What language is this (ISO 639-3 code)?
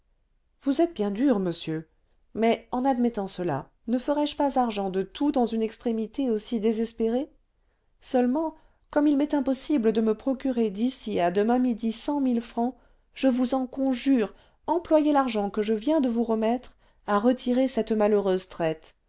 fra